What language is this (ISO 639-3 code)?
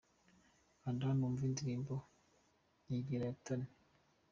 kin